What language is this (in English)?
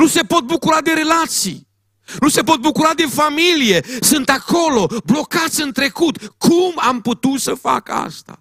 Romanian